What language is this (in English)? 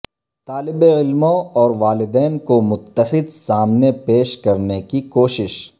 Urdu